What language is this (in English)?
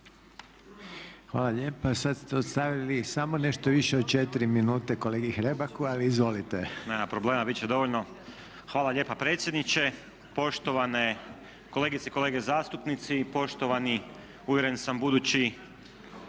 Croatian